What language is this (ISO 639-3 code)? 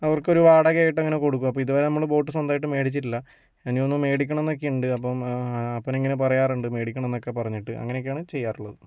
mal